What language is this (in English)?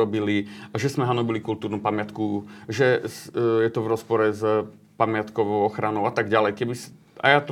Slovak